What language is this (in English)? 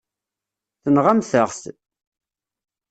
Kabyle